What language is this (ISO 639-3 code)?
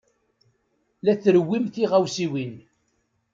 kab